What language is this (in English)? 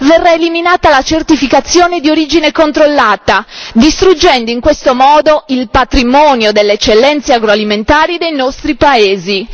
Italian